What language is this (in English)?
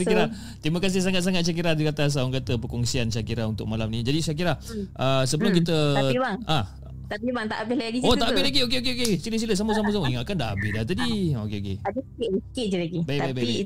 Malay